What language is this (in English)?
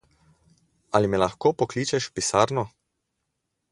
Slovenian